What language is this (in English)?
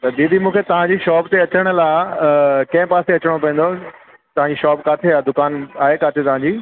Sindhi